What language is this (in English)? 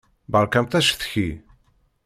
Kabyle